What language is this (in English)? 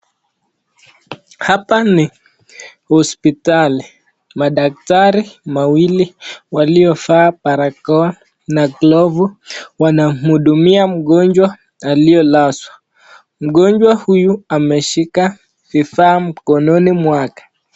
Swahili